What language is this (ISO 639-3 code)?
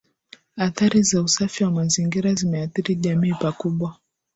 swa